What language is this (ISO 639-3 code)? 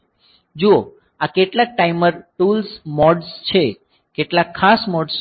guj